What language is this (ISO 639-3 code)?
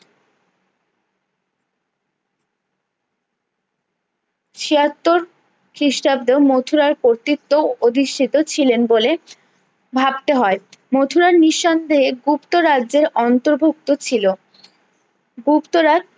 ben